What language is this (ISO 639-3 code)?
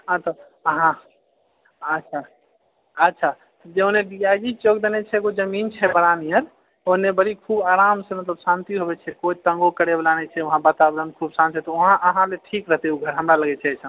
mai